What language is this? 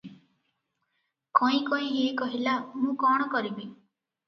Odia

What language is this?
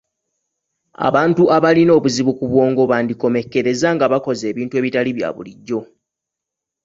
Ganda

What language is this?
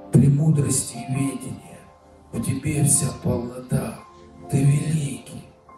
Russian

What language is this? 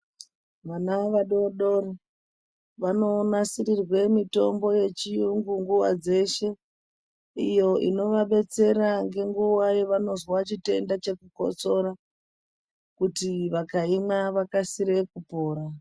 Ndau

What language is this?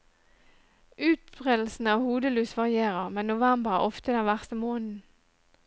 Norwegian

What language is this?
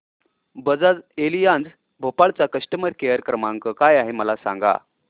Marathi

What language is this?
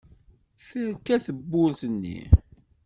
Kabyle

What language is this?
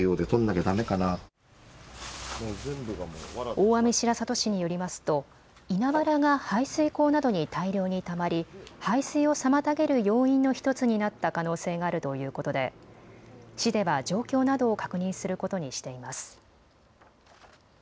Japanese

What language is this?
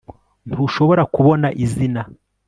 Kinyarwanda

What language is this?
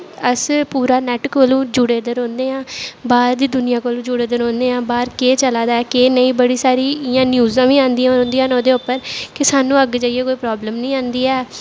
Dogri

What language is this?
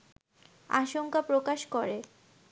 Bangla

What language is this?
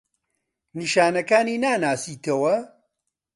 Central Kurdish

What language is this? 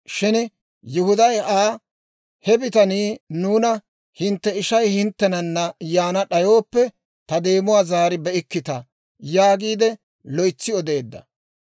Dawro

